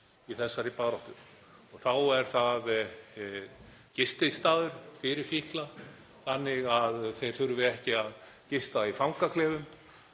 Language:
Icelandic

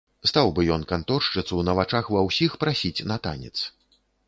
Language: Belarusian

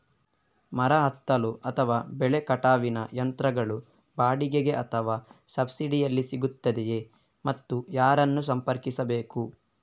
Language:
Kannada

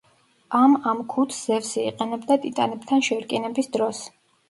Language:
Georgian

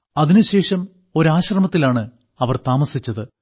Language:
Malayalam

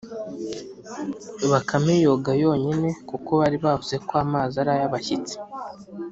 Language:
Kinyarwanda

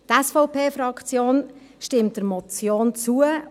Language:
Swiss German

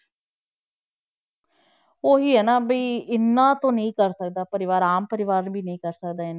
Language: Punjabi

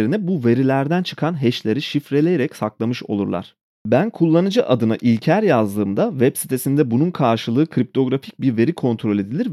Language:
Turkish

